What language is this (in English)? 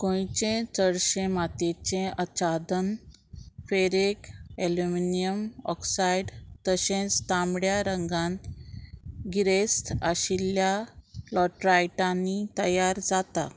Konkani